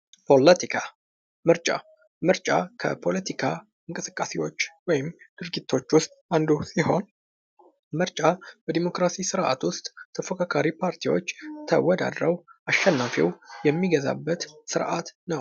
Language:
Amharic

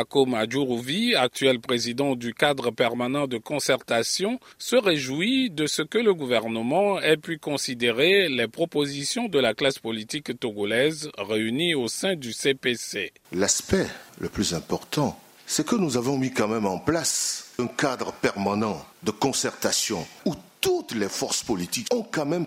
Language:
French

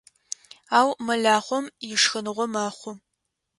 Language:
Adyghe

